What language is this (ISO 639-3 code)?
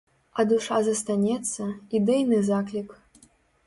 bel